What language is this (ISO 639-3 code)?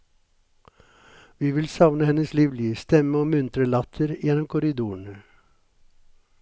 nor